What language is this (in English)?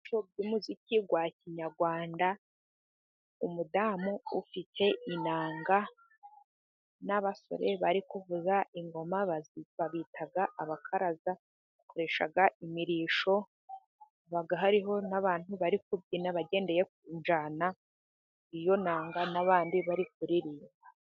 Kinyarwanda